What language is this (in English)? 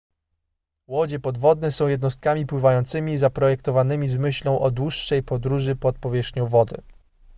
Polish